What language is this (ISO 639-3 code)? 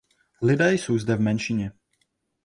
ces